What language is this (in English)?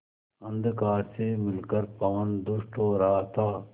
Hindi